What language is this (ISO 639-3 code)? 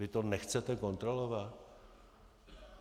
ces